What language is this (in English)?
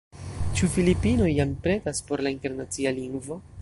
Esperanto